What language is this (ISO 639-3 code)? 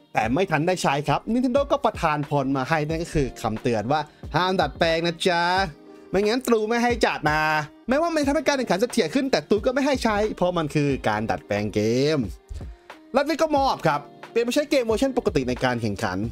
tha